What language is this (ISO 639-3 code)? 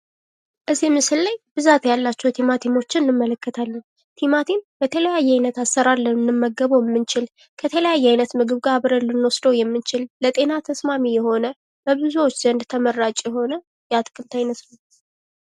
amh